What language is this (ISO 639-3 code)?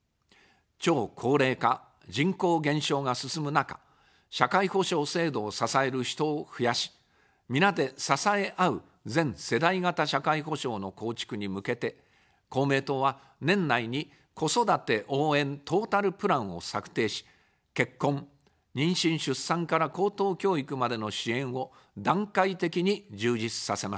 jpn